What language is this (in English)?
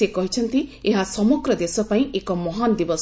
Odia